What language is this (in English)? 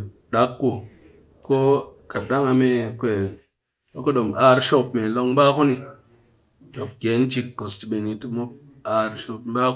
Cakfem-Mushere